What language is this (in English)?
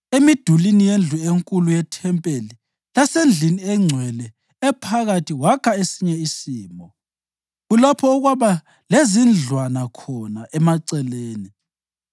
North Ndebele